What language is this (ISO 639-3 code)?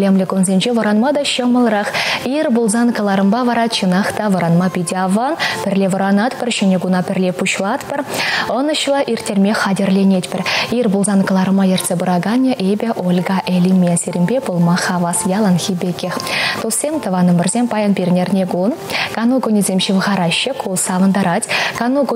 rus